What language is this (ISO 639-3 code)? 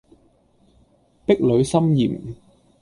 yue